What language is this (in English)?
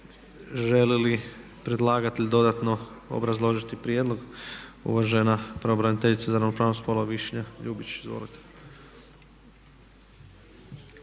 Croatian